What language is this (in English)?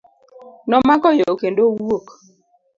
Luo (Kenya and Tanzania)